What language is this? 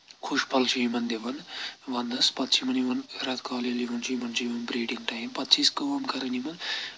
Kashmiri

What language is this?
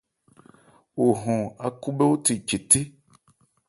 Ebrié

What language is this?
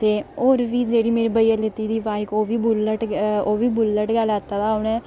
Dogri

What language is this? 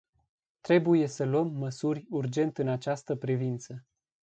Romanian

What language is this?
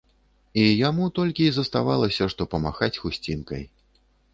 Belarusian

